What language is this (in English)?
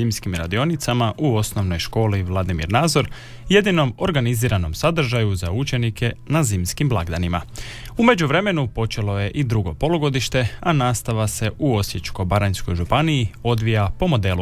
Croatian